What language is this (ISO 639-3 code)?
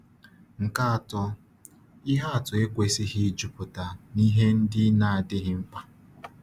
ibo